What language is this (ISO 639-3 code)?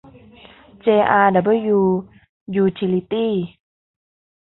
tha